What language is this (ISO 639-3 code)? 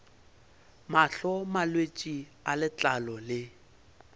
nso